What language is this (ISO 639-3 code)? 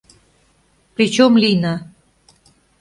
chm